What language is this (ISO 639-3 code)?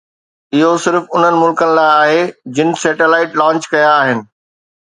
snd